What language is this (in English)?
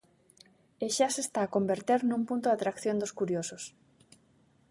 Galician